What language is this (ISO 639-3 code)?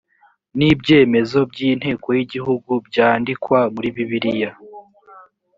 kin